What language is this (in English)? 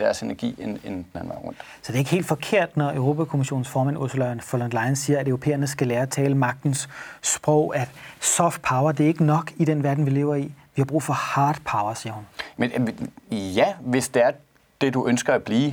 Danish